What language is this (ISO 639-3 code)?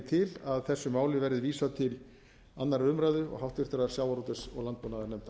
isl